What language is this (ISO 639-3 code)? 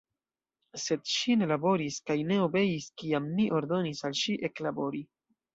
epo